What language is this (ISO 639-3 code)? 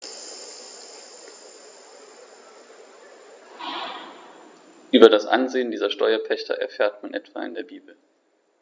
deu